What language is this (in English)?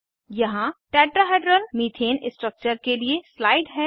Hindi